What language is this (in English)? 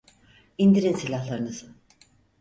Turkish